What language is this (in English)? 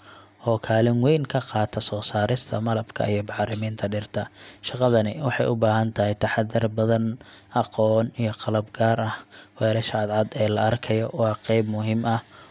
Somali